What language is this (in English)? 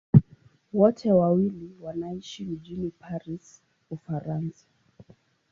Swahili